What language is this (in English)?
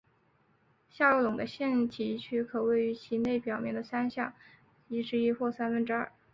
Chinese